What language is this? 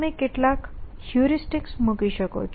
Gujarati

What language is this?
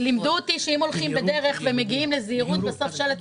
Hebrew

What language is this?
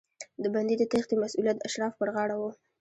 Pashto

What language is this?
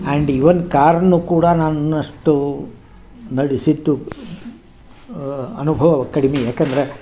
Kannada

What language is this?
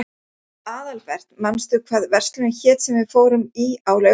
Icelandic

